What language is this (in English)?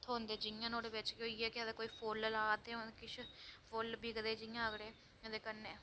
Dogri